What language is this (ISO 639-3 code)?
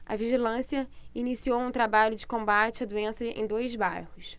por